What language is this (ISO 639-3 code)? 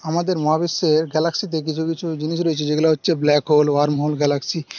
ben